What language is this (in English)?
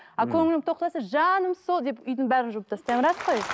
Kazakh